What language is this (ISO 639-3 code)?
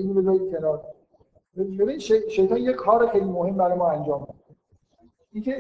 fas